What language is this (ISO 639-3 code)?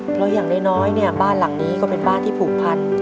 tha